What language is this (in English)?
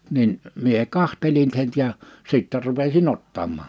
Finnish